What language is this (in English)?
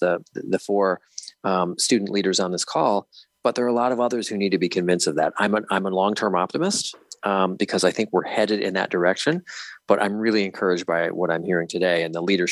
English